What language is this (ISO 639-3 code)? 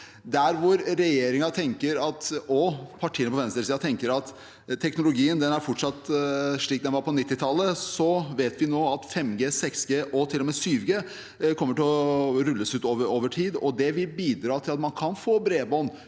nor